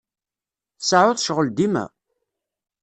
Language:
Kabyle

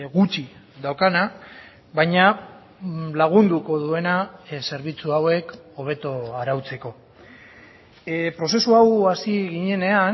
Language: Basque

